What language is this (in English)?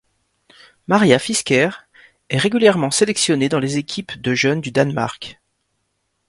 French